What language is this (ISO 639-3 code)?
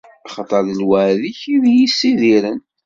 kab